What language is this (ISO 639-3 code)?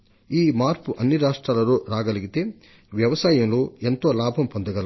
tel